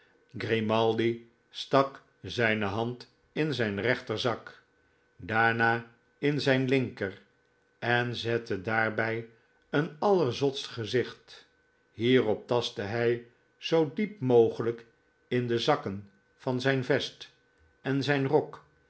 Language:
Dutch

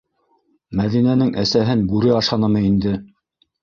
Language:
Bashkir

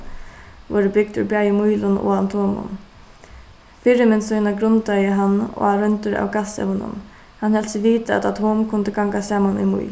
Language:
Faroese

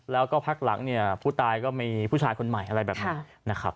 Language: Thai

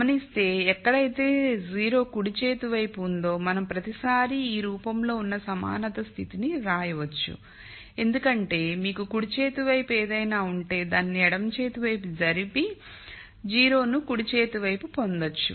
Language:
Telugu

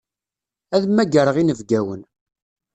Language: Kabyle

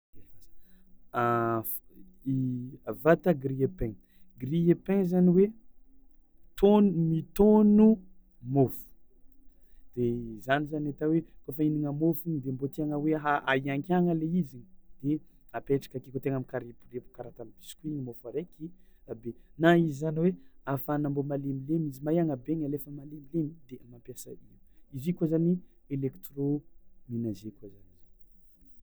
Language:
Tsimihety Malagasy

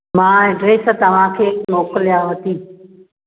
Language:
Sindhi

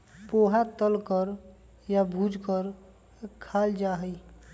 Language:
Magahi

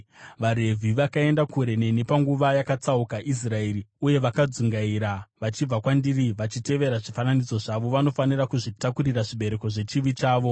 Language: Shona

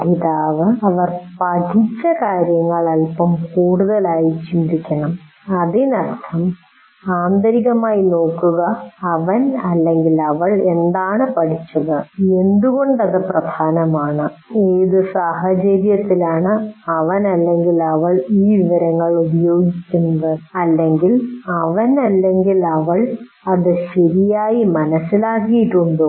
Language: Malayalam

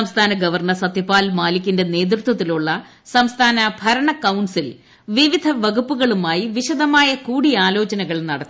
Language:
Malayalam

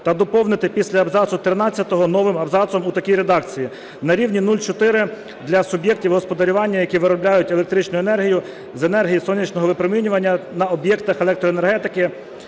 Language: Ukrainian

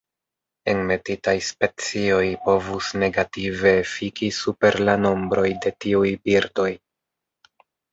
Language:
Esperanto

